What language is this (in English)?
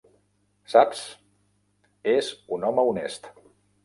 Catalan